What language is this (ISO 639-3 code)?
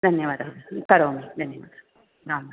san